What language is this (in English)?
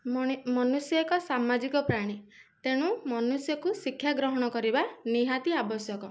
Odia